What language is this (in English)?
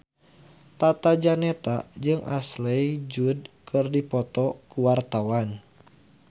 Sundanese